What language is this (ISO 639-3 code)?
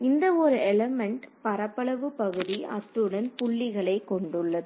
tam